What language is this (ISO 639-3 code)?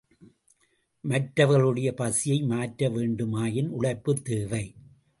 tam